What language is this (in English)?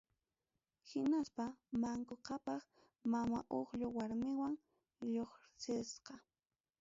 Ayacucho Quechua